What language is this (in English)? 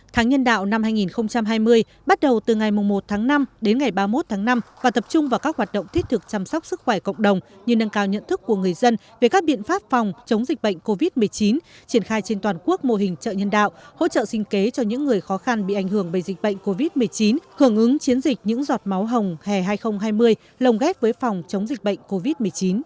Vietnamese